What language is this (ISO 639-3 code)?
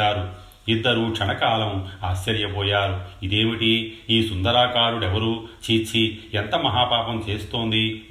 tel